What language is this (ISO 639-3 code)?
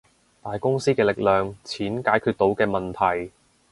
yue